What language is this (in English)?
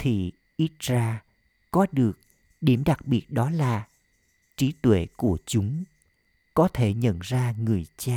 Vietnamese